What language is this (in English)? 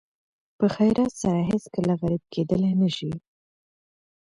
Pashto